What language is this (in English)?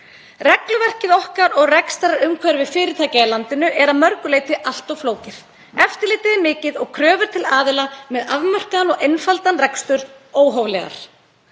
Icelandic